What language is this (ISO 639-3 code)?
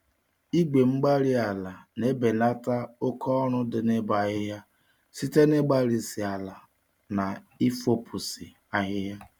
ibo